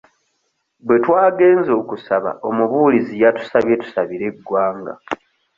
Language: Ganda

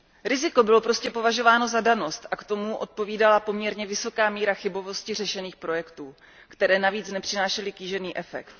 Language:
Czech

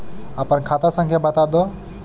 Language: Bhojpuri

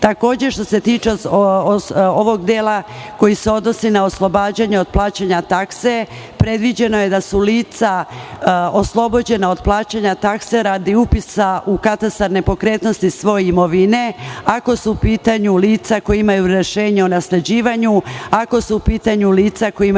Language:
Serbian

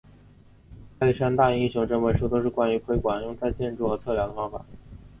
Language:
Chinese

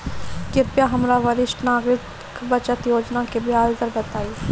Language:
Bhojpuri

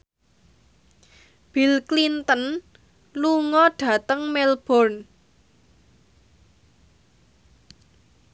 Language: Javanese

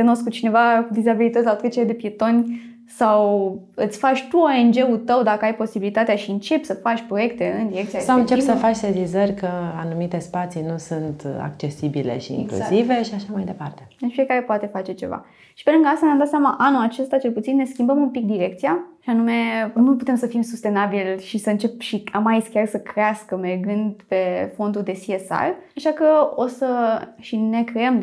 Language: Romanian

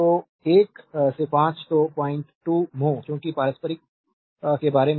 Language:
Hindi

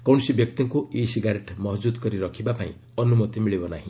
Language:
Odia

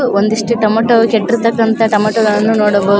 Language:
Kannada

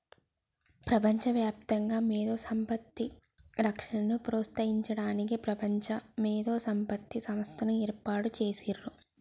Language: Telugu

